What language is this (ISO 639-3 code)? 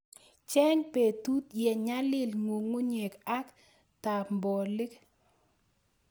kln